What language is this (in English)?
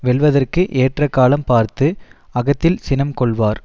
Tamil